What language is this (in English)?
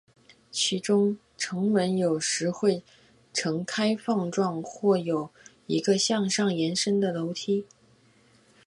Chinese